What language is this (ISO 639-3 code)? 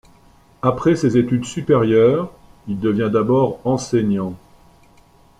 fra